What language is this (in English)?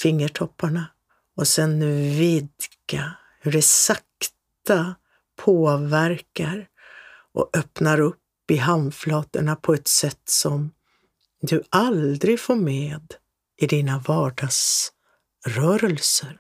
Swedish